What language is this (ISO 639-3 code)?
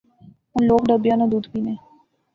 phr